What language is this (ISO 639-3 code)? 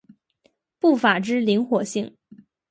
zho